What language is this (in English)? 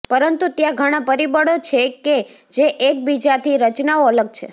Gujarati